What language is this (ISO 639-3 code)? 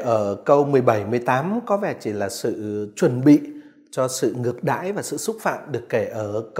vie